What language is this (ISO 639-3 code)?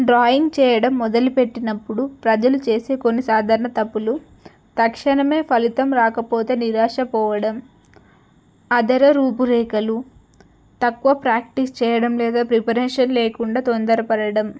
tel